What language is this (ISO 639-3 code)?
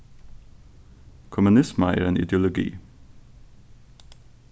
fao